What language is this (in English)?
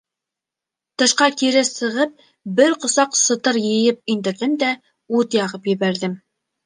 Bashkir